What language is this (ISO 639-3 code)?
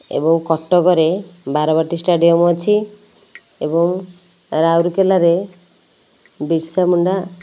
ori